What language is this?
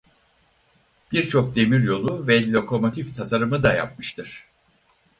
Turkish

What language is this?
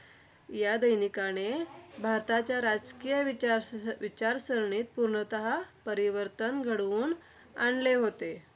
Marathi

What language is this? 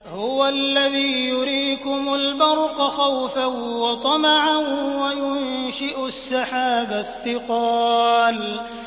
Arabic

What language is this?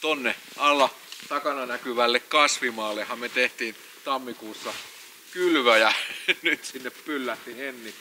Finnish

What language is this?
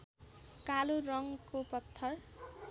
Nepali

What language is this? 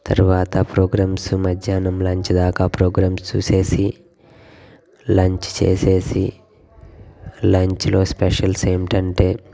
Telugu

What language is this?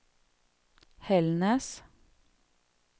Swedish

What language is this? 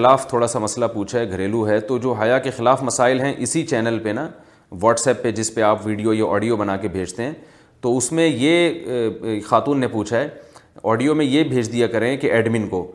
Urdu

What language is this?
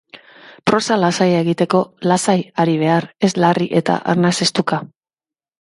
Basque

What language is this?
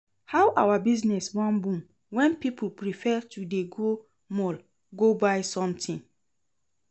Nigerian Pidgin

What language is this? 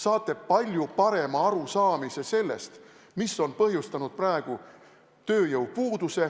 Estonian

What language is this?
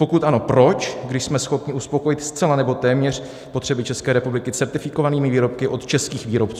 Czech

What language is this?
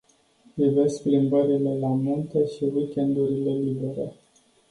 Romanian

